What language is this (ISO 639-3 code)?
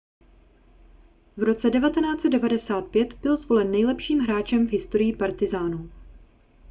ces